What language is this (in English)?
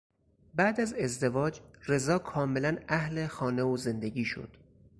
Persian